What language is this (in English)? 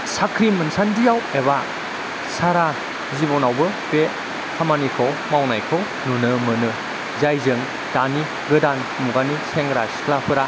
Bodo